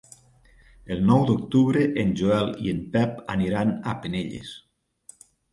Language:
Catalan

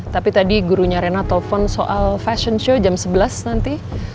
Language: Indonesian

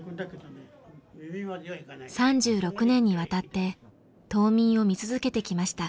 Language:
Japanese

